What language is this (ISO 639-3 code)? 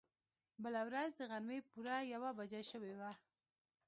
pus